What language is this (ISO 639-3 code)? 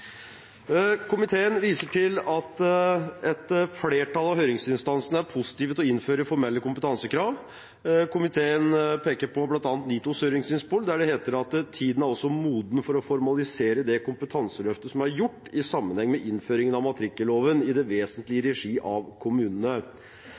nob